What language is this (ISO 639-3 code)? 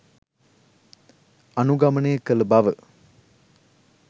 sin